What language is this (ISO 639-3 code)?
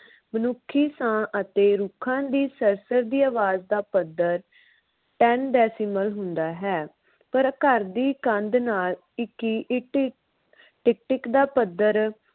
pan